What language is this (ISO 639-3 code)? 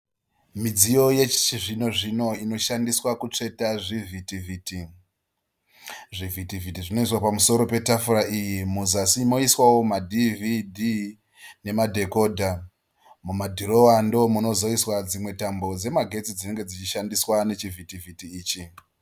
sna